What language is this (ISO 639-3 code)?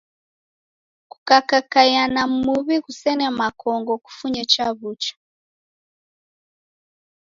dav